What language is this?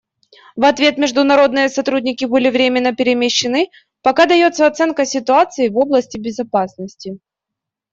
Russian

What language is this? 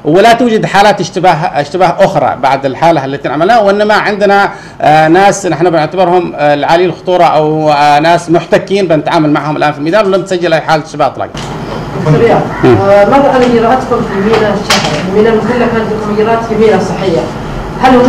Arabic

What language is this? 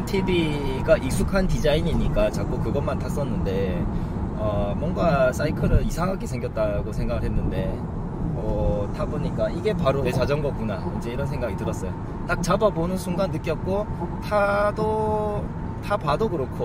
Korean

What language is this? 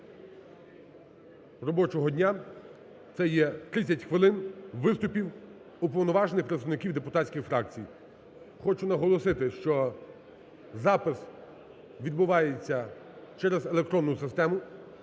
Ukrainian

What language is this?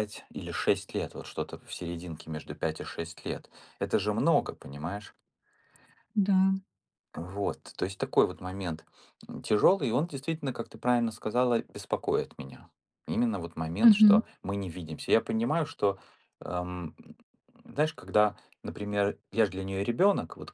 Russian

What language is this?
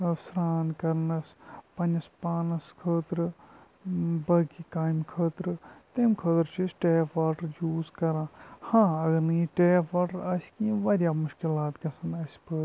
Kashmiri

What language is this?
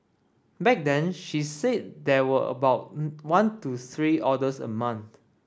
English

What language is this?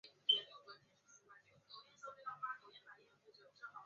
Chinese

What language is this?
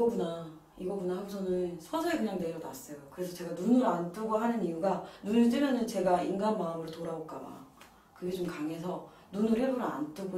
Korean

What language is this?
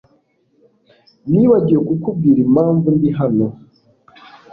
Kinyarwanda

